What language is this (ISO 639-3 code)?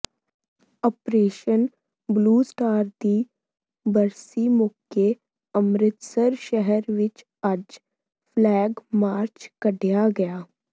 pan